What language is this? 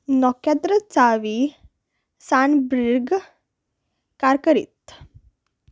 Konkani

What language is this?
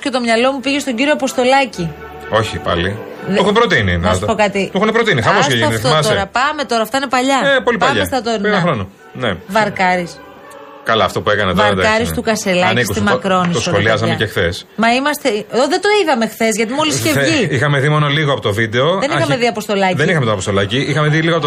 Greek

